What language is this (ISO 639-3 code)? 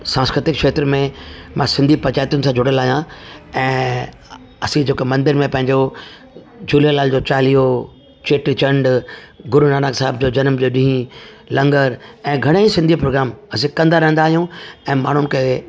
snd